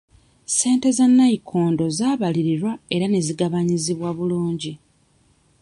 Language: Ganda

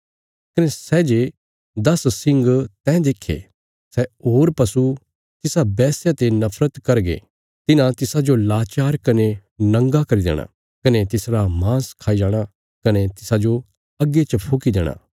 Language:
Bilaspuri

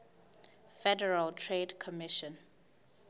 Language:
Southern Sotho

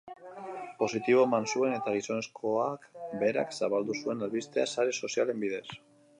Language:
Basque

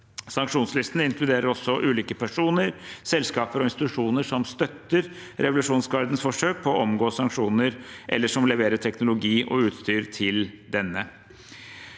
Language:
Norwegian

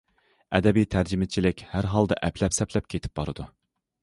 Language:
Uyghur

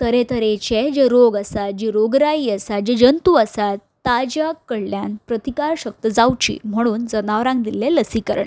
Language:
Konkani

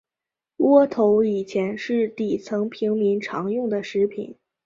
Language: Chinese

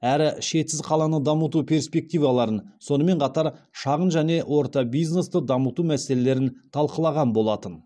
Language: Kazakh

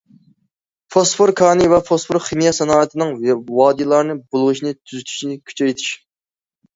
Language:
Uyghur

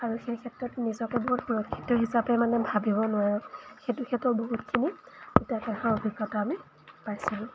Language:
Assamese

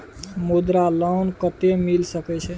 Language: Maithili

